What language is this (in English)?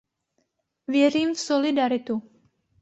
Czech